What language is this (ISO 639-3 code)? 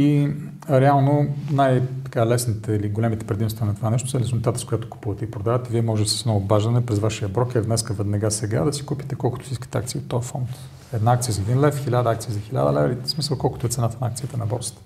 bul